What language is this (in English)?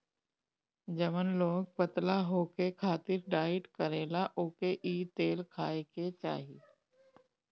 Bhojpuri